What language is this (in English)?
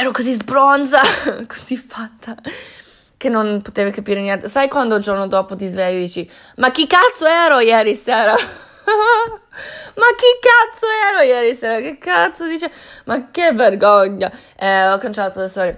Italian